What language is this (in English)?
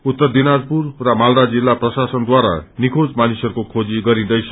Nepali